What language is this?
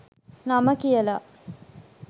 Sinhala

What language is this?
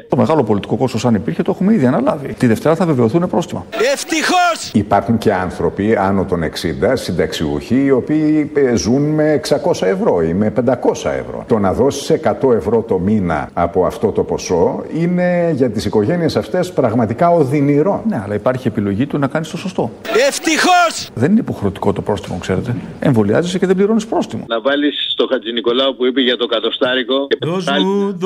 Greek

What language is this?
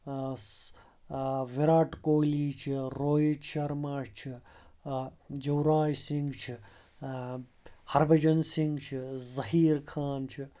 Kashmiri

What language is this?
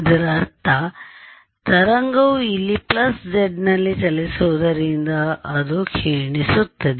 Kannada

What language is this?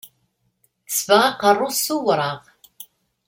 Kabyle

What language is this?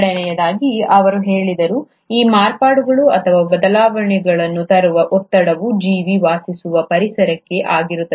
Kannada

